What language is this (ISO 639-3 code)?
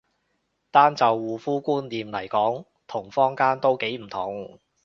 yue